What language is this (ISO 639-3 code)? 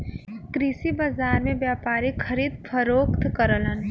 bho